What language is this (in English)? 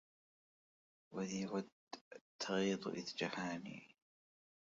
Arabic